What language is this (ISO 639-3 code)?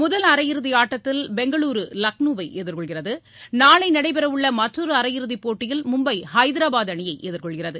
tam